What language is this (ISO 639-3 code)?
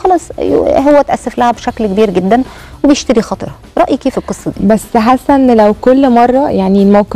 ara